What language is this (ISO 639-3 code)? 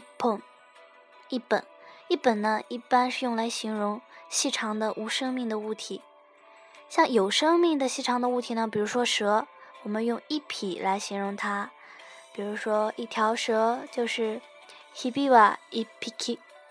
zho